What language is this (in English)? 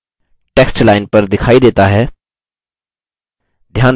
Hindi